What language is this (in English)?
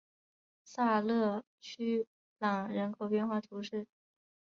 Chinese